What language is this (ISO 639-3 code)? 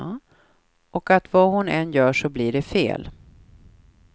swe